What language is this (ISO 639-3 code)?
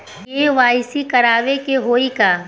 bho